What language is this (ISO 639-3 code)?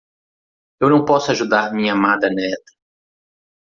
por